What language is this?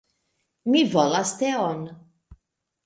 Esperanto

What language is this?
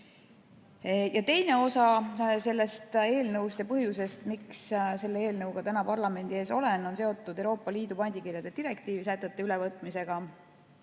Estonian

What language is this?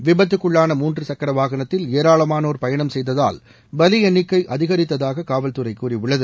Tamil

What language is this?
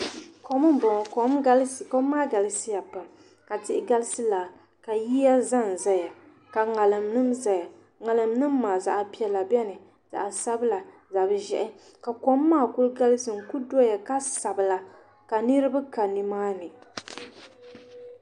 Dagbani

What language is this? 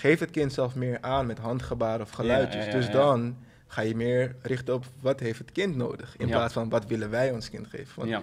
Dutch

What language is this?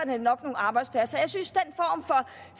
Danish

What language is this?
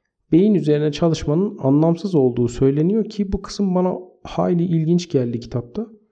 Turkish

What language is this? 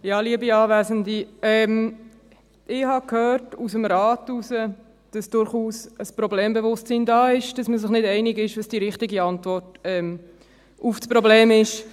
Swiss German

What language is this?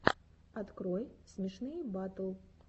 Russian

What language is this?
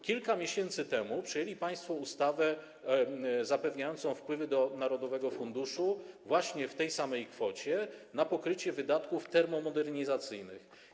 Polish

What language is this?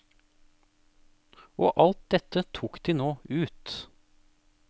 Norwegian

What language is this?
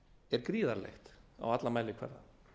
Icelandic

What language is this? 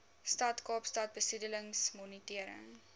Afrikaans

